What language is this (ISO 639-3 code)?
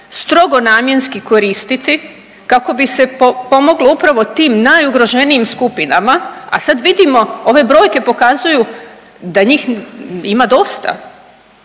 hrv